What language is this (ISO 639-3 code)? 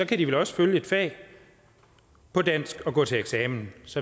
dan